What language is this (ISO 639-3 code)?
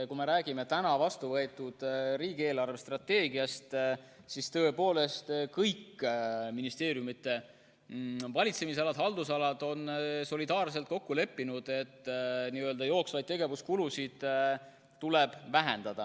est